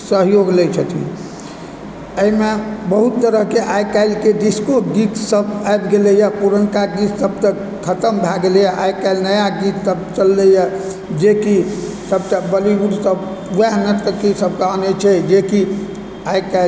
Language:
Maithili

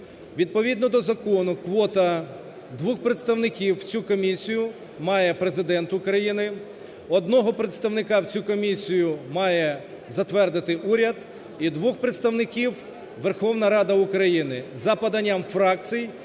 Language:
Ukrainian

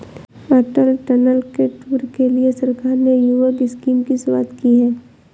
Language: Hindi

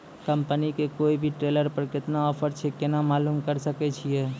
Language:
Maithili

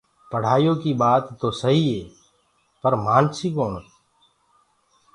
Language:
Gurgula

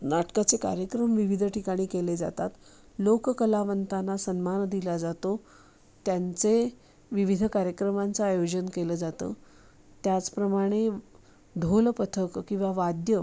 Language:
Marathi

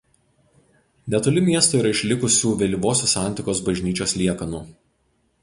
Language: Lithuanian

